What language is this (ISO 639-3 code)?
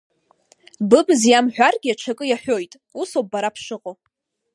abk